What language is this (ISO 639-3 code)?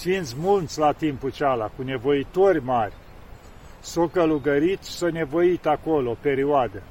ron